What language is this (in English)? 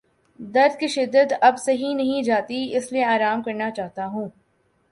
Urdu